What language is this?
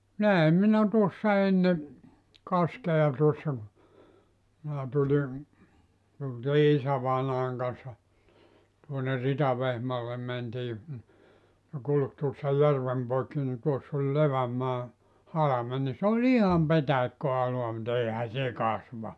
Finnish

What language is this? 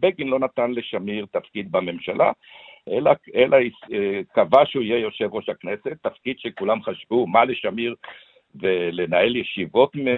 Hebrew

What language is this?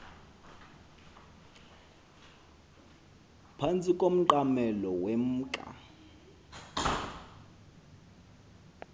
Xhosa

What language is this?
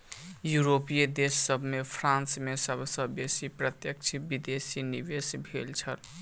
Maithili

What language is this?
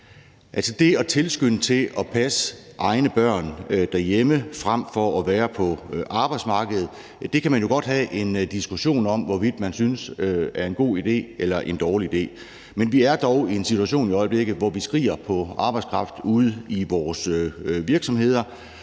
Danish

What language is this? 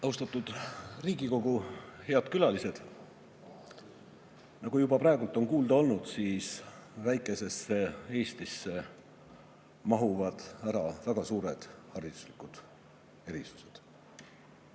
Estonian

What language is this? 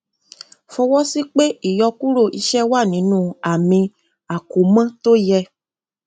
Yoruba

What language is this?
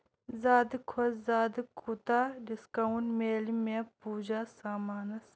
Kashmiri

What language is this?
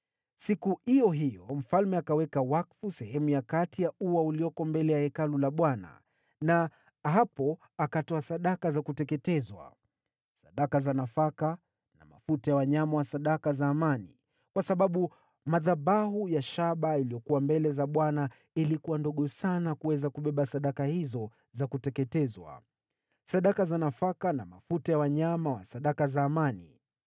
Swahili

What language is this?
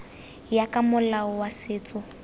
Tswana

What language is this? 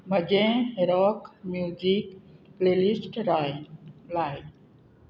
Konkani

